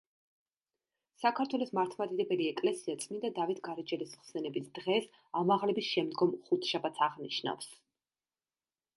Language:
Georgian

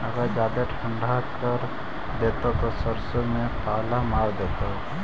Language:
Magahi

